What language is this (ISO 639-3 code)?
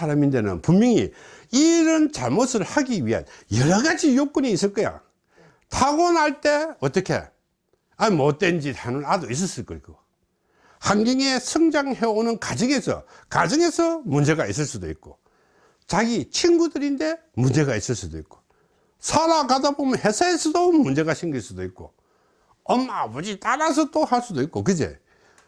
kor